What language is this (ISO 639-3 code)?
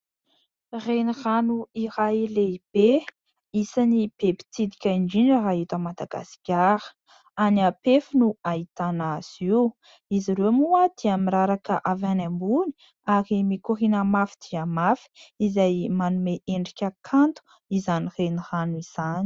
mlg